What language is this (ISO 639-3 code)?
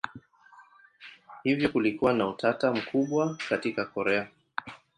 swa